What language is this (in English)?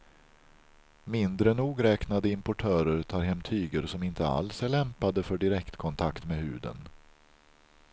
Swedish